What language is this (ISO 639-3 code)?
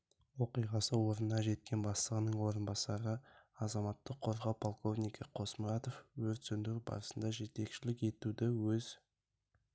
kaz